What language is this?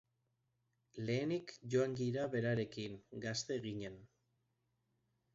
Basque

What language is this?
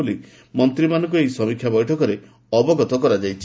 Odia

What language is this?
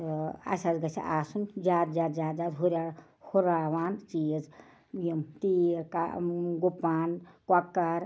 Kashmiri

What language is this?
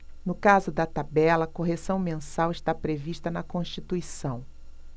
Portuguese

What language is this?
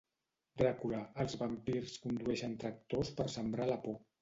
Catalan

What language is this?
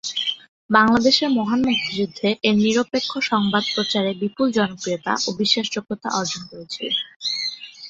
Bangla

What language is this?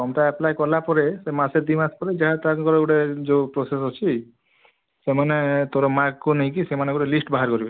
Odia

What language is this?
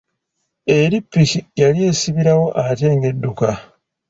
Ganda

